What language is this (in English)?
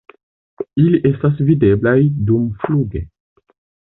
Esperanto